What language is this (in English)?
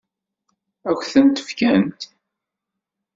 Kabyle